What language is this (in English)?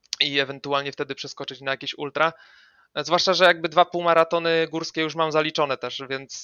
Polish